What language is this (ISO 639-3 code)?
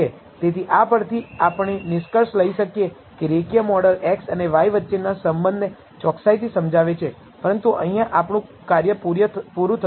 guj